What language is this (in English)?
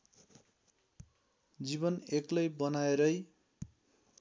Nepali